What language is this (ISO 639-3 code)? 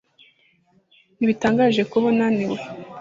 kin